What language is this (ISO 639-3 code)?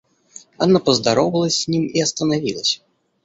rus